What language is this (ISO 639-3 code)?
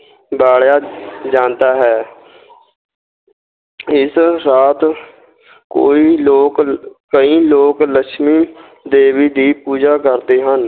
pan